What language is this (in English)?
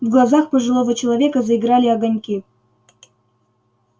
Russian